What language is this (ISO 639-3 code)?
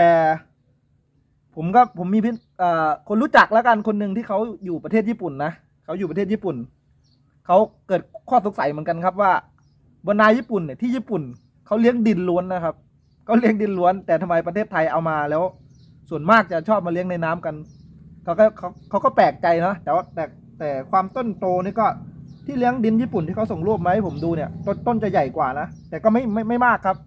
tha